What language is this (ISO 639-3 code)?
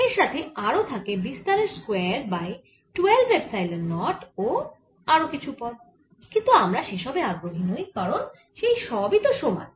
ben